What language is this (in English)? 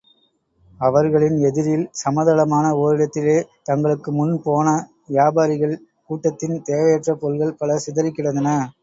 Tamil